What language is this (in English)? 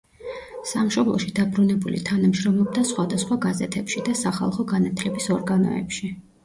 Georgian